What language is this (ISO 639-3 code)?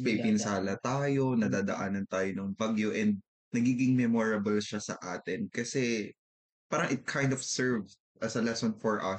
fil